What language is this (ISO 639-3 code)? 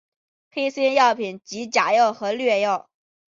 zho